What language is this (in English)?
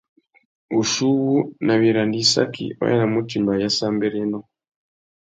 Tuki